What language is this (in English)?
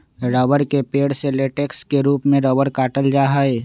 Magahi